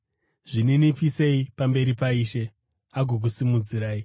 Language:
Shona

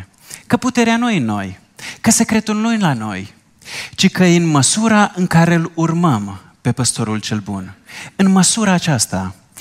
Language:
Romanian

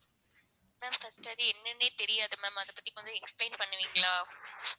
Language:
Tamil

